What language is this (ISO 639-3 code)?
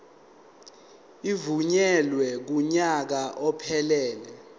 zul